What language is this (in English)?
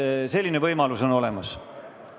Estonian